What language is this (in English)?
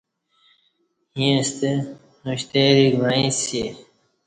Kati